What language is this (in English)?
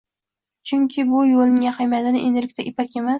Uzbek